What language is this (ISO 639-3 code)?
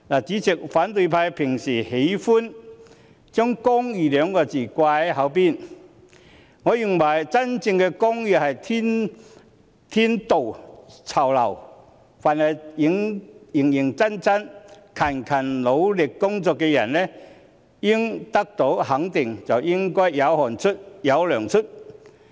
yue